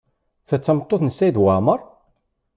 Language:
Kabyle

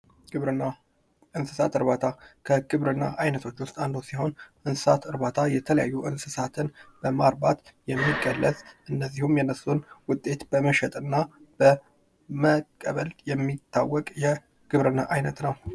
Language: Amharic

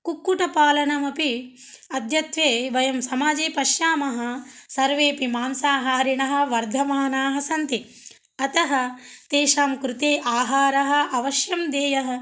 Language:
Sanskrit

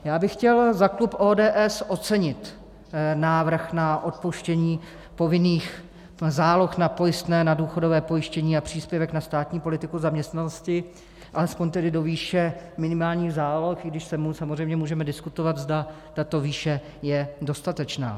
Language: Czech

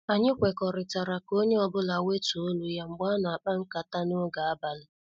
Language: Igbo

